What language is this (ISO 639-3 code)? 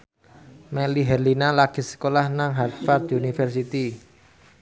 jav